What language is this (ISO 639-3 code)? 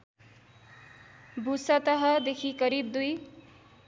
nep